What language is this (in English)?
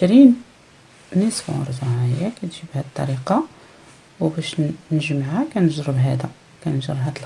Arabic